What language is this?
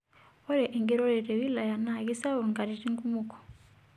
Masai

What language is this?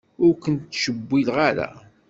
Kabyle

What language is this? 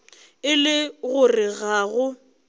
Northern Sotho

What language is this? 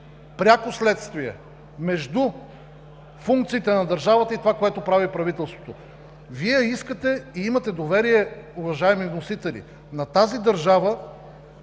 Bulgarian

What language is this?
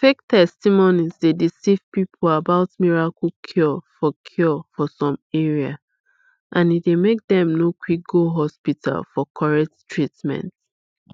Nigerian Pidgin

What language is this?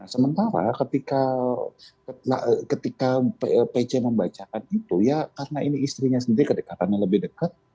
Indonesian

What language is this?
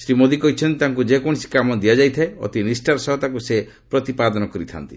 Odia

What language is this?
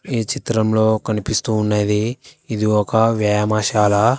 Telugu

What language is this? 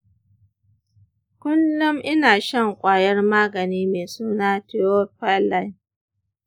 Hausa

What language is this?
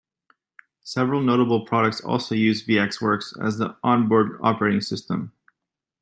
English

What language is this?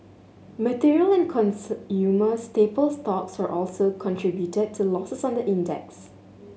English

